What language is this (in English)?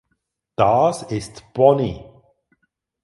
German